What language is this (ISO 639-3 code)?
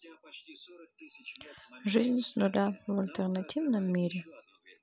rus